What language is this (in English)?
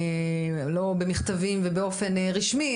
Hebrew